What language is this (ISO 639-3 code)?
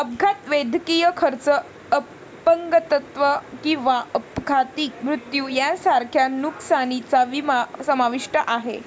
mar